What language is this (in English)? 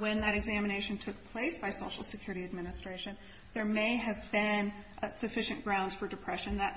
English